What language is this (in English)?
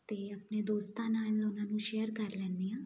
Punjabi